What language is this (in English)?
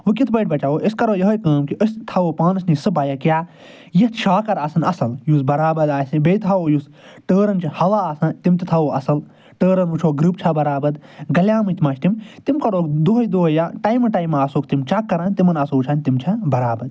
Kashmiri